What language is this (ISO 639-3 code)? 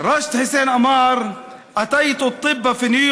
heb